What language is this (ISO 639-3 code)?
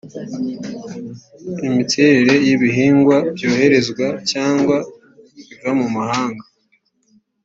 kin